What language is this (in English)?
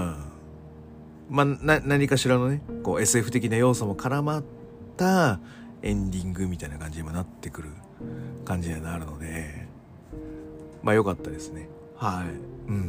Japanese